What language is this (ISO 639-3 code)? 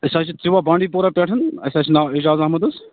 kas